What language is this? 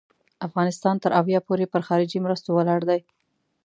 Pashto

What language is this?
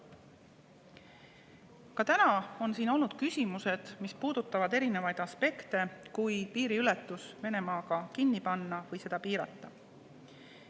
Estonian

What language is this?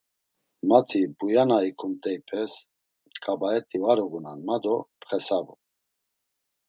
Laz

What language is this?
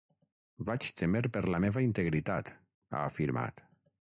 Catalan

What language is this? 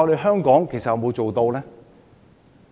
Cantonese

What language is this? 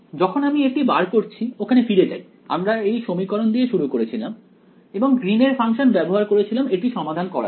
Bangla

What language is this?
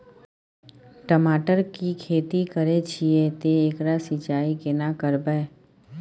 Maithili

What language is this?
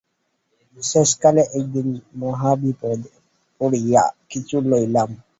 Bangla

